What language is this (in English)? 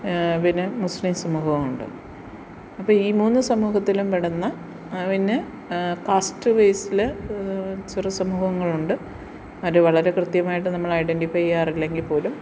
Malayalam